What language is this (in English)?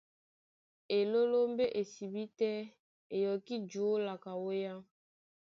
Duala